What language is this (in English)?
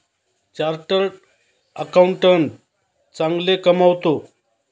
Marathi